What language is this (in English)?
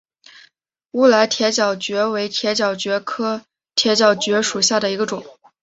Chinese